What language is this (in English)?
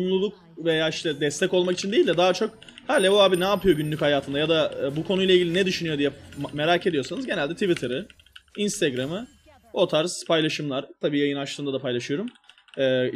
Turkish